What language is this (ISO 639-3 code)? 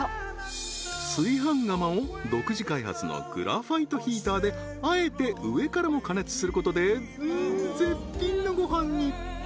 jpn